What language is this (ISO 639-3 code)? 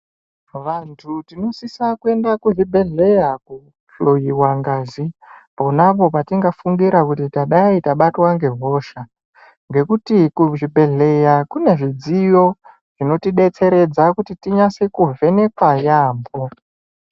ndc